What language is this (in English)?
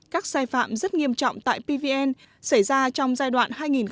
Vietnamese